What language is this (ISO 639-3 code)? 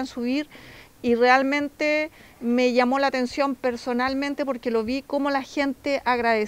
spa